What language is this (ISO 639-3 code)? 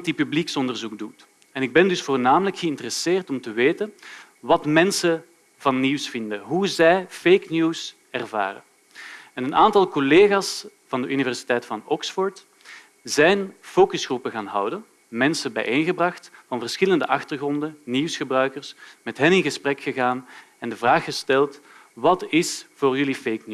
nld